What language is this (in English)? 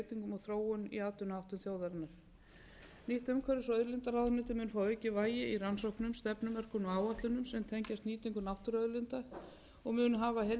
Icelandic